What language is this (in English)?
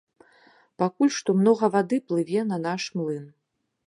Belarusian